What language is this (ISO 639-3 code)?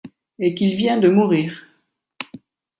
fra